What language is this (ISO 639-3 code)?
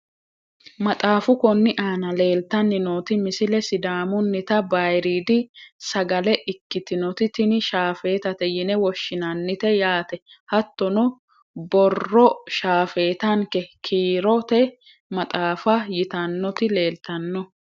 sid